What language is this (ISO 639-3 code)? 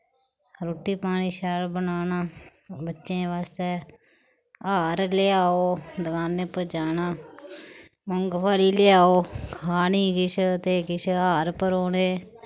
doi